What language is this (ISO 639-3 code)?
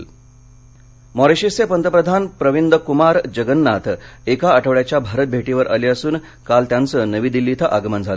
mar